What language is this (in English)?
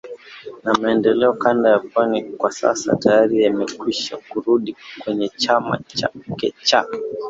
Swahili